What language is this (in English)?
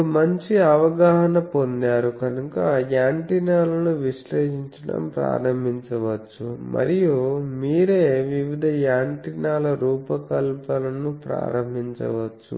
Telugu